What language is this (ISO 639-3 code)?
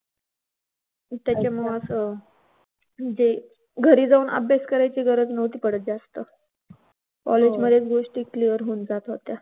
mar